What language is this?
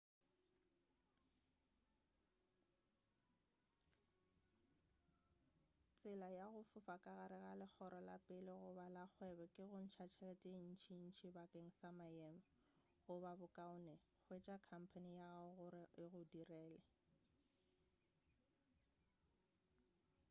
Northern Sotho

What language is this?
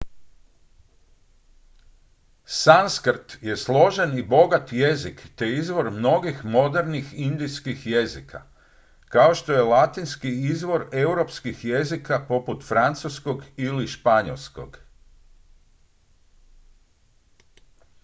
Croatian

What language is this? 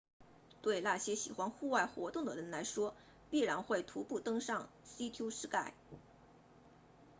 Chinese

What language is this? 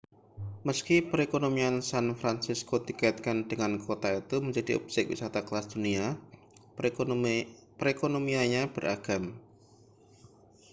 Indonesian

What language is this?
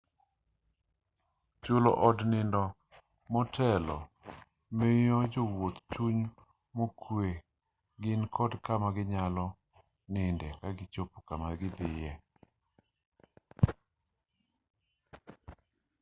Luo (Kenya and Tanzania)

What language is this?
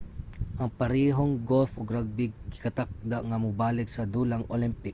Cebuano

